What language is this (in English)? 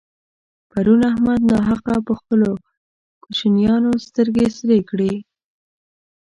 Pashto